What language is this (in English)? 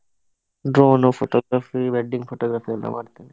Kannada